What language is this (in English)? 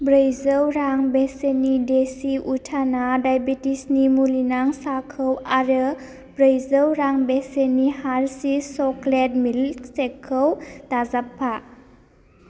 Bodo